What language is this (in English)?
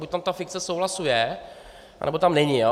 Czech